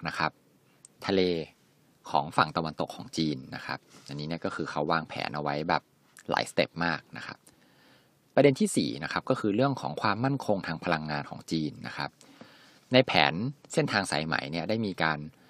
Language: Thai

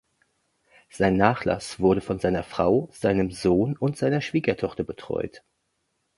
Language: German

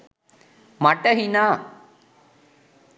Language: Sinhala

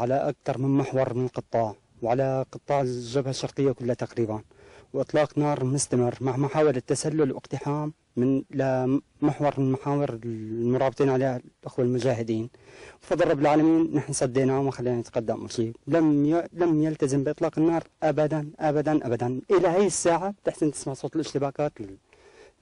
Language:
Arabic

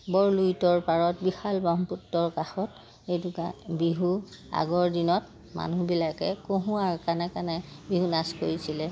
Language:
Assamese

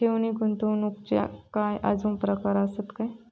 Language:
Marathi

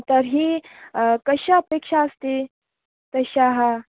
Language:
Sanskrit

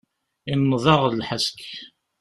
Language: Kabyle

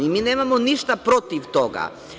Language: Serbian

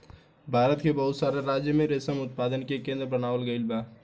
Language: Bhojpuri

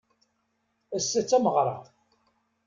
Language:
Kabyle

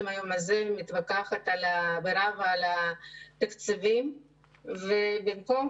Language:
Hebrew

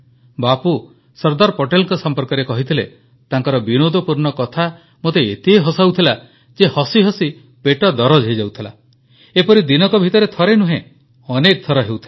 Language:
Odia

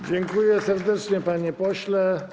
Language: Polish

